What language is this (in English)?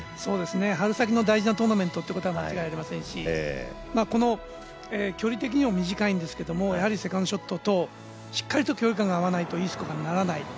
Japanese